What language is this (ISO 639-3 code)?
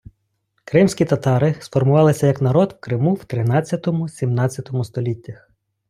ukr